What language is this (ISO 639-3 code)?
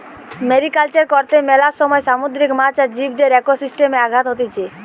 ben